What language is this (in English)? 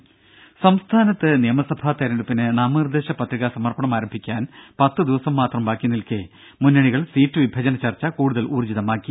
Malayalam